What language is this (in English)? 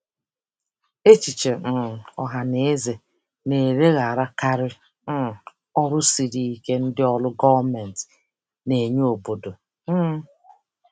Igbo